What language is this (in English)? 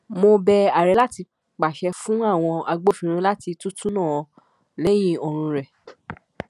Yoruba